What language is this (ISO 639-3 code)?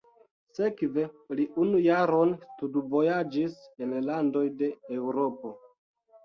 epo